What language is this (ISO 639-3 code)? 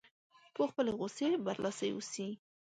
pus